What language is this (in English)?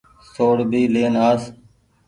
Goaria